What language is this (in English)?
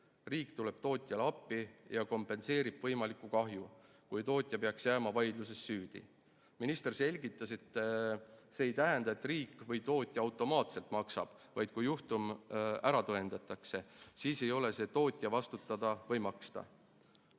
Estonian